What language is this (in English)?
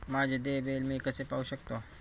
Marathi